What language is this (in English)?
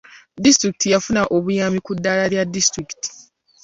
Ganda